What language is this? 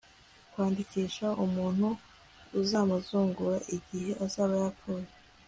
Kinyarwanda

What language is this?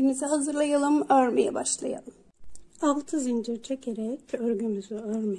Turkish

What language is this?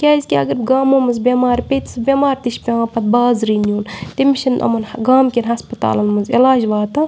Kashmiri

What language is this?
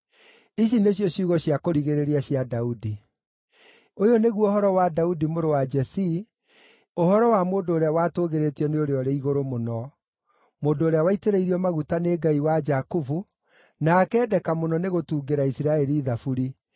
Kikuyu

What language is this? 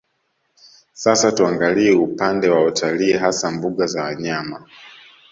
Swahili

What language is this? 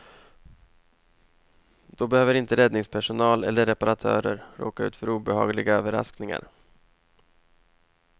Swedish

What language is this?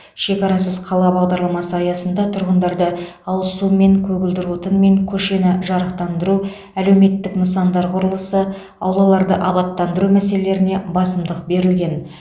Kazakh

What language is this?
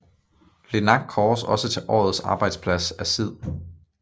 Danish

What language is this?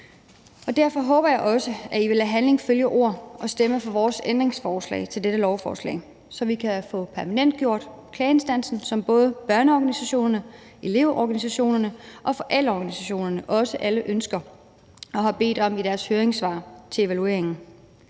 Danish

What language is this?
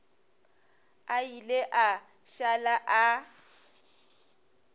Northern Sotho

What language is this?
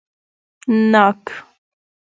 Pashto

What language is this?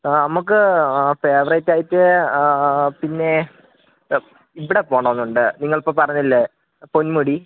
Malayalam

